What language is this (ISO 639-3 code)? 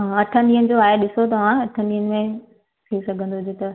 snd